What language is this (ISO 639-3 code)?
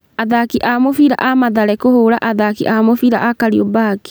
kik